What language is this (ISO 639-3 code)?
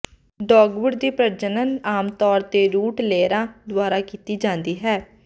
pan